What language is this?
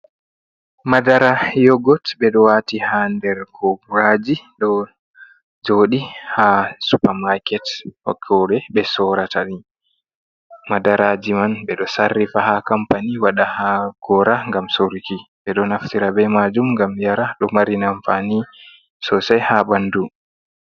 Fula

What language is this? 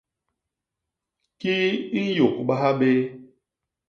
Basaa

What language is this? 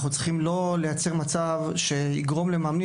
Hebrew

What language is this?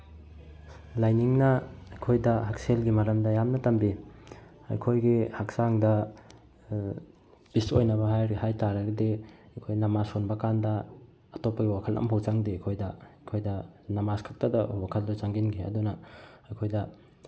Manipuri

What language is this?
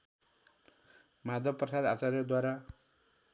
Nepali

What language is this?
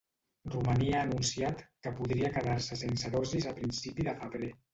Catalan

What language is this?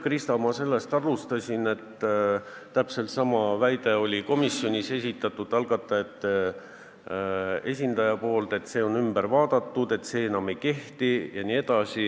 Estonian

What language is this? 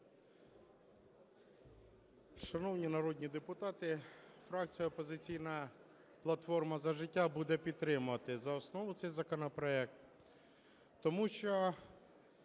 Ukrainian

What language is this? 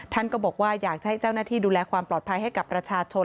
Thai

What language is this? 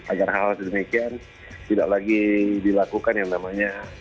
Indonesian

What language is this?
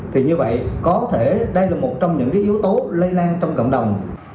Vietnamese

